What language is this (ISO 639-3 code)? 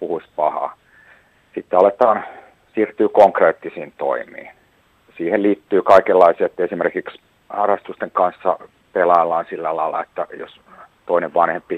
fin